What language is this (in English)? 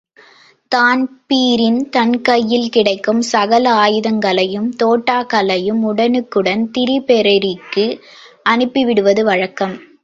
Tamil